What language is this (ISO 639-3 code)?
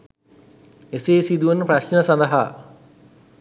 sin